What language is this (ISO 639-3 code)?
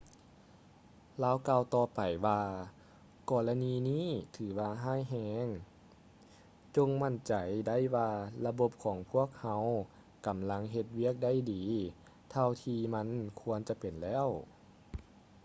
lao